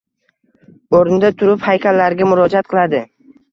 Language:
Uzbek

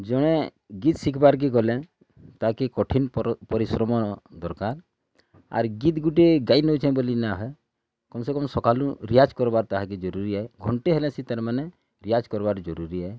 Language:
Odia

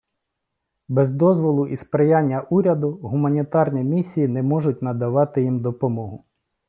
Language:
Ukrainian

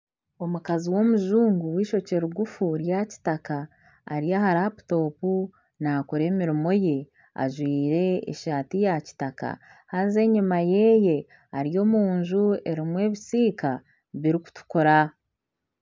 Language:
Nyankole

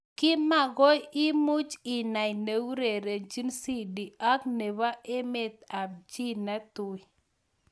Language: Kalenjin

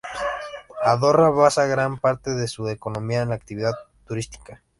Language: Spanish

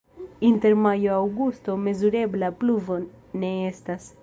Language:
Esperanto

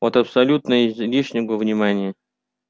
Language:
Russian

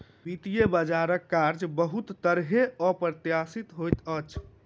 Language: Maithili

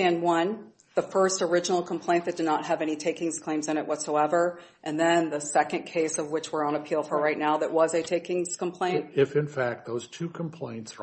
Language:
English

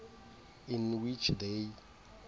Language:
Xhosa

